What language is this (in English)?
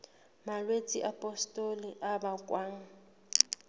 Southern Sotho